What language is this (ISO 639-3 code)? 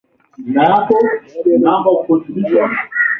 swa